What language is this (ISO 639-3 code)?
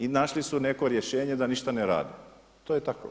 hrv